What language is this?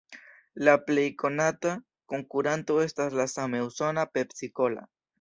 Esperanto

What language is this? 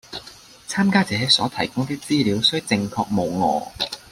Cantonese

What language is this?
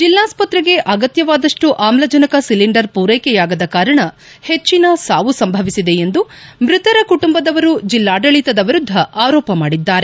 Kannada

